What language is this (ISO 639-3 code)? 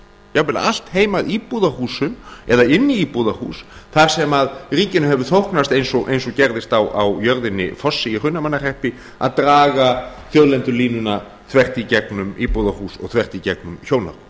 isl